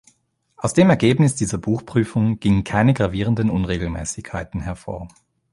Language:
German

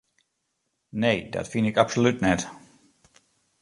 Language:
Western Frisian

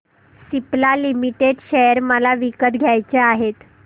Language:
Marathi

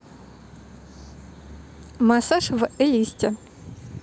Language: Russian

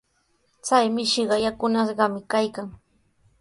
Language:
Sihuas Ancash Quechua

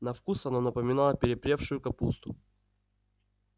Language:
Russian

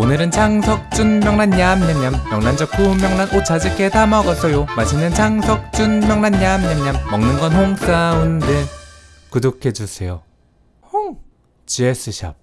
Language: Korean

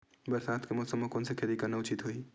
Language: Chhattisgarhi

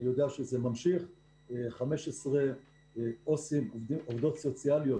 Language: Hebrew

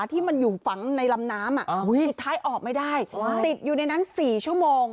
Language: Thai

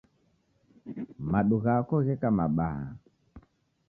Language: Taita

